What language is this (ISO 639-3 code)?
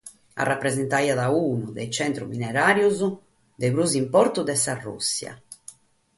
srd